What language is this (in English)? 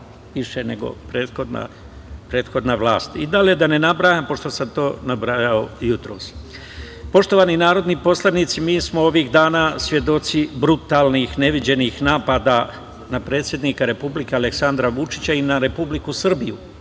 Serbian